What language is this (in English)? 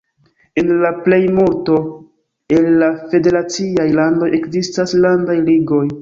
Esperanto